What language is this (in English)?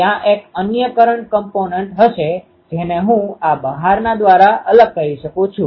Gujarati